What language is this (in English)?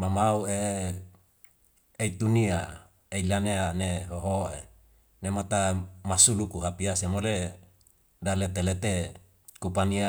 Wemale